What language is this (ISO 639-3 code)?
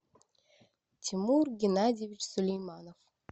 rus